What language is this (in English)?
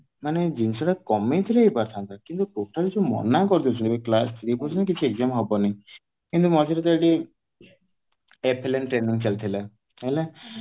Odia